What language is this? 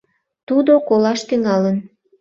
Mari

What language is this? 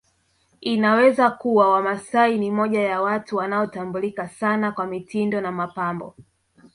Swahili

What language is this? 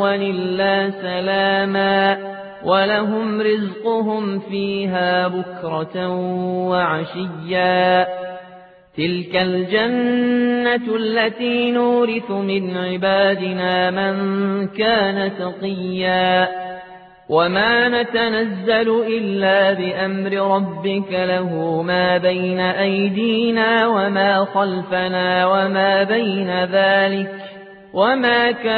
Arabic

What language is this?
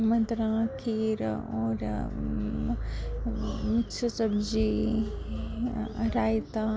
Dogri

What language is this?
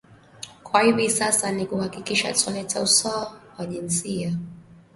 Swahili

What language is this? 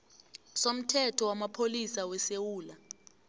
South Ndebele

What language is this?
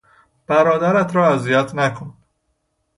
Persian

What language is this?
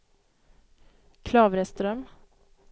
Swedish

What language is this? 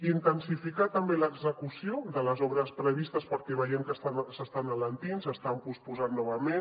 Catalan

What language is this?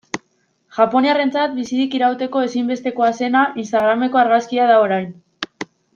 Basque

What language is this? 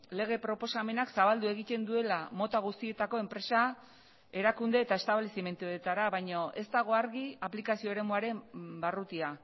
Basque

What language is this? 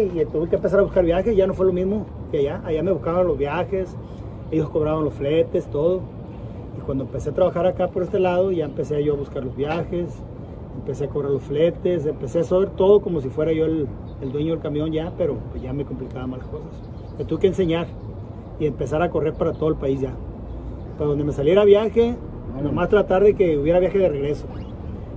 Spanish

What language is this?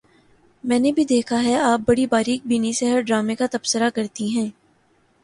Urdu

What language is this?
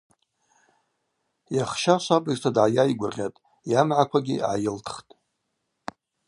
Abaza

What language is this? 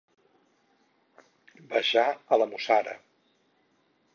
Catalan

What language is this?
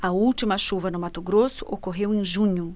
Portuguese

